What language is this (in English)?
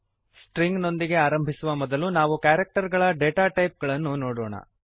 Kannada